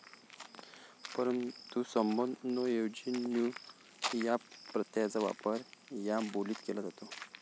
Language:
Marathi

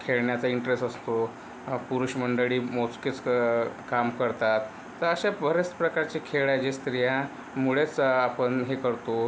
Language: Marathi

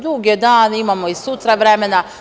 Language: Serbian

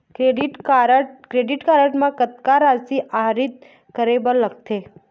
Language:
Chhattisgarhi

